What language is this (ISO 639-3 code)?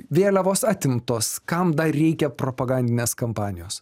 lit